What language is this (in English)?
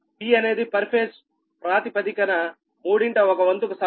Telugu